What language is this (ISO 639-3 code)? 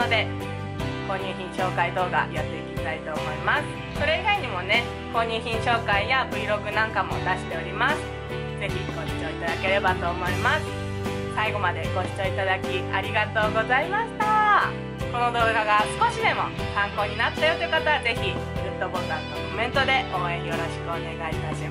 jpn